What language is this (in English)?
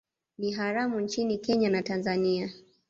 Swahili